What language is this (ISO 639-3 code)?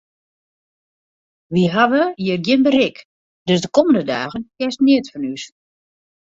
fry